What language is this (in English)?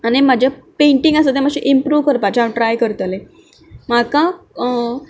Konkani